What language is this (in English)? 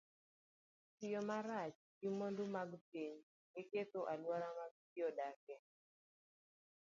Luo (Kenya and Tanzania)